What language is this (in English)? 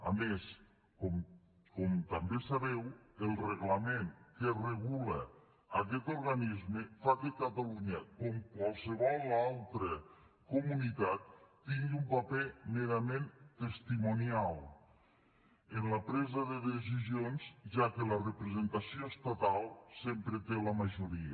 Catalan